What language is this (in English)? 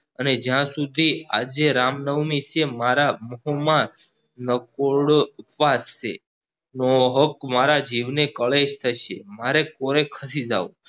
Gujarati